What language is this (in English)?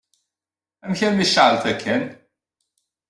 Kabyle